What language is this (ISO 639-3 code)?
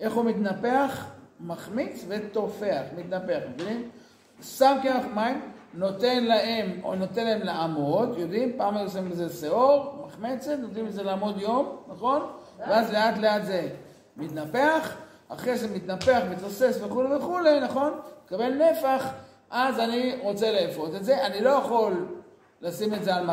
heb